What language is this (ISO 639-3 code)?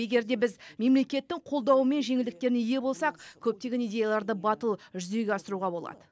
kaz